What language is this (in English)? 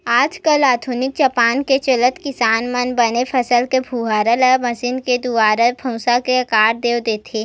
Chhattisgarhi